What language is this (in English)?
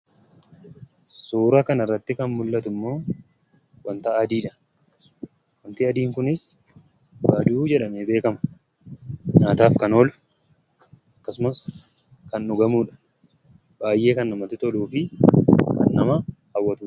Oromo